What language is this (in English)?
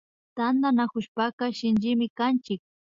Imbabura Highland Quichua